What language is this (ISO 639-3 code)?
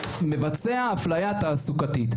heb